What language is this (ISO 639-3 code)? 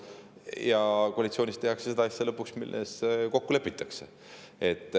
est